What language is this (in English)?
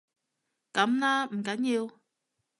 Cantonese